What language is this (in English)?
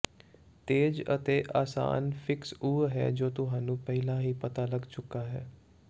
Punjabi